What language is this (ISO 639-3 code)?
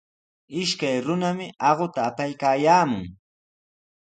qws